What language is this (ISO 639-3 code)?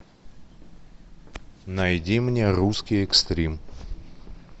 rus